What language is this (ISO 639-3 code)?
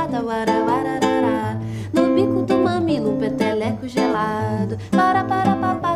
por